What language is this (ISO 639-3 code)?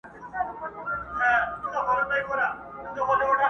pus